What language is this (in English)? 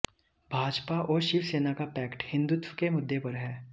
Hindi